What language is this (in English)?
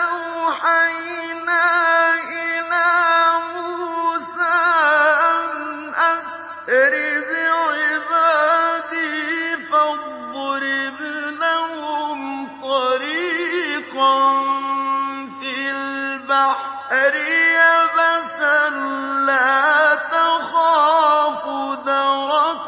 Arabic